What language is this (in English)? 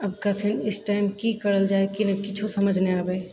Maithili